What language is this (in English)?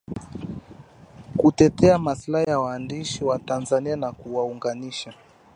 Swahili